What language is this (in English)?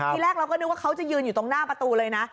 Thai